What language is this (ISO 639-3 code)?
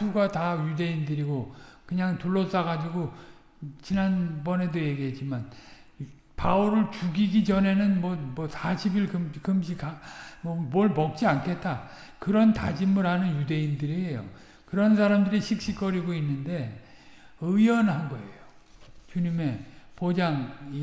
kor